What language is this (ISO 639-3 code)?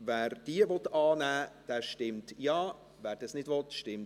gsw